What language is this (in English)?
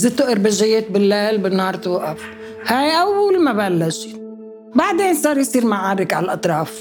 Arabic